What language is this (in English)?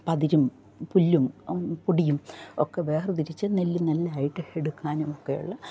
Malayalam